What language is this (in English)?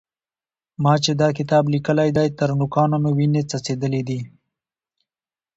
Pashto